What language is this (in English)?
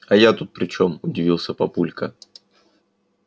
Russian